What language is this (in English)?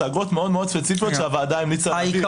Hebrew